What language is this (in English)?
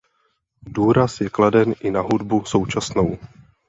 Czech